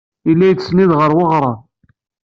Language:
Kabyle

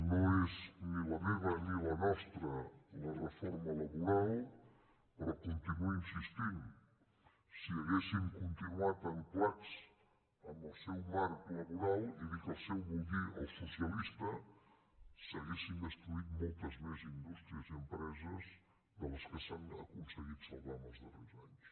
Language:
Catalan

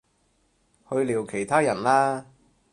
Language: Cantonese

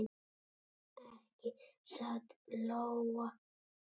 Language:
Icelandic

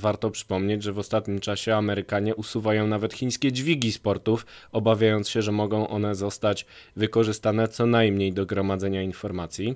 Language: Polish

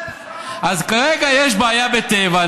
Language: Hebrew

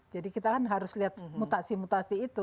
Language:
Indonesian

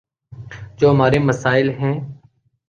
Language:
Urdu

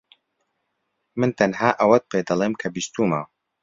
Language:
Central Kurdish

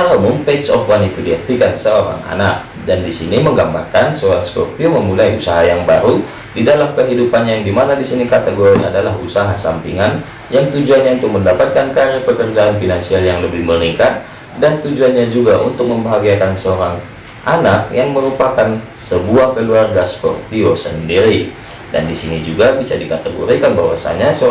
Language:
Indonesian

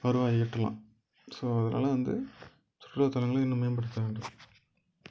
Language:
Tamil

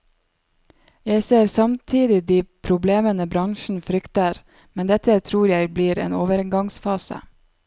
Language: Norwegian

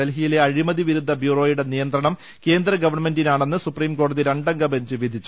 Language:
Malayalam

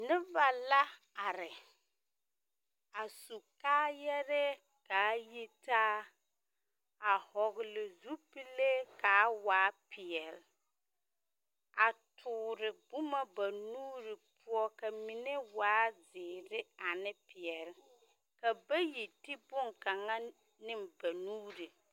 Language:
Southern Dagaare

